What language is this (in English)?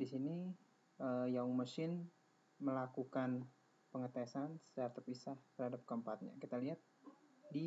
Indonesian